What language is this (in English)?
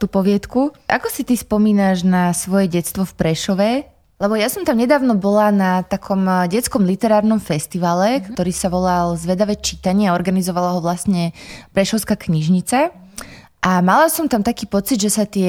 Slovak